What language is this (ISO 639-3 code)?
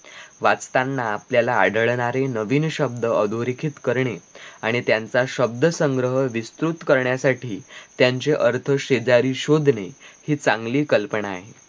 mar